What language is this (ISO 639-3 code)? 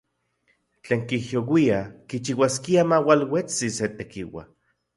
ncx